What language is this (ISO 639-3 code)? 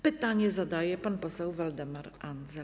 pol